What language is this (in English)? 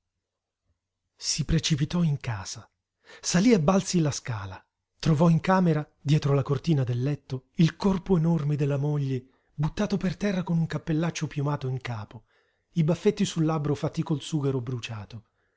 Italian